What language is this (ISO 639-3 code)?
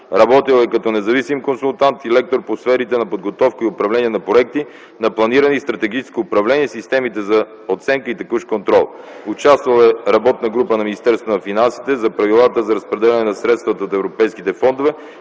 bul